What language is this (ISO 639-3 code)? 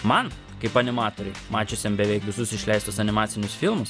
lit